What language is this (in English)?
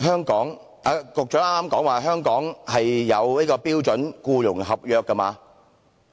Cantonese